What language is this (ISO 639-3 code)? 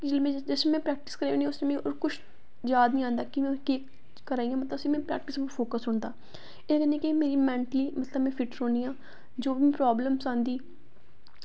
doi